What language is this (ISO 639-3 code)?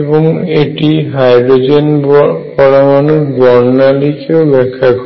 ben